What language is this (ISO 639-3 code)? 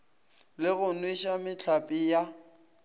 nso